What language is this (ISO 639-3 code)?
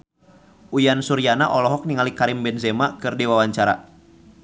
sun